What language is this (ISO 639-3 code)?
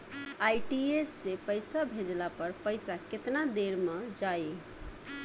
bho